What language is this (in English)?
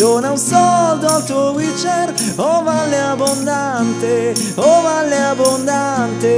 Italian